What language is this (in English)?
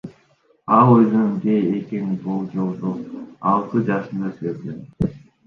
Kyrgyz